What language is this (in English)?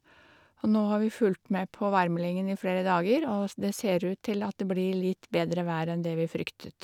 Norwegian